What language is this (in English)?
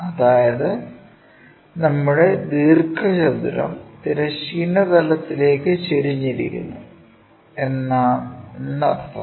Malayalam